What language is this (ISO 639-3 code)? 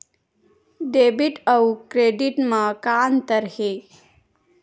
hne